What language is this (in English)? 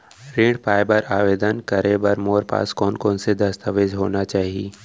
Chhattisgarhi